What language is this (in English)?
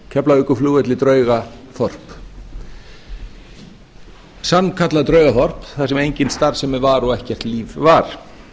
Icelandic